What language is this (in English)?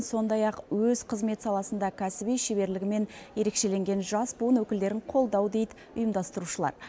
Kazakh